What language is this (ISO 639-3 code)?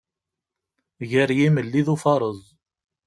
kab